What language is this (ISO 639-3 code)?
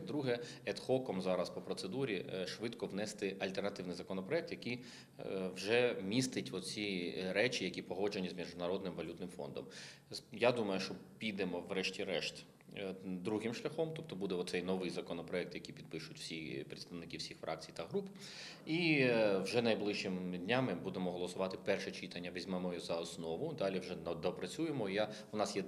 ukr